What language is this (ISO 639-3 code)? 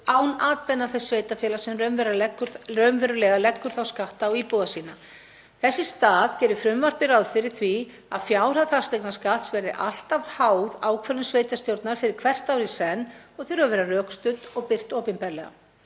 isl